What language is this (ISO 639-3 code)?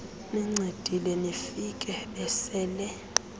xho